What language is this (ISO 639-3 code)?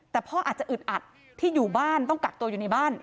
tha